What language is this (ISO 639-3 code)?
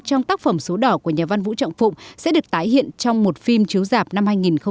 vie